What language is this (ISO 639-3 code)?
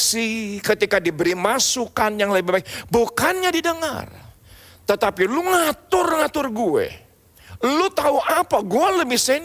ind